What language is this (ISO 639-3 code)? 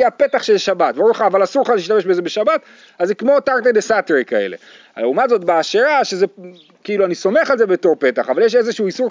heb